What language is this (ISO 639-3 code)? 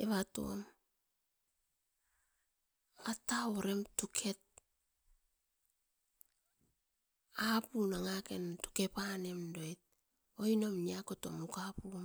eiv